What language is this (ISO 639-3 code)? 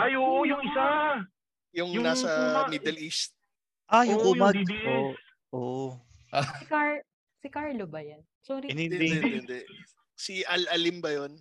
fil